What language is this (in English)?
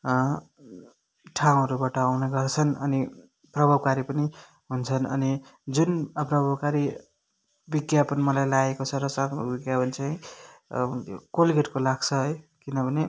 Nepali